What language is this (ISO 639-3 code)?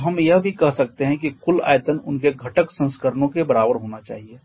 hin